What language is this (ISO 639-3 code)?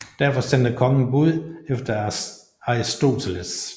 dan